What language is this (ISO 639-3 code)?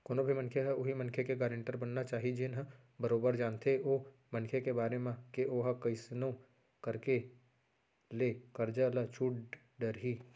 hne